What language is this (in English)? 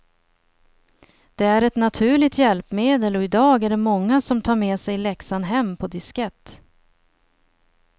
Swedish